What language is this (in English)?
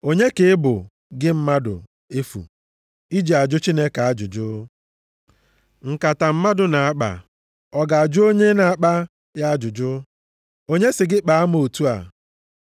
Igbo